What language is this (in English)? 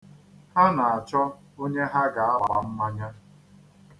Igbo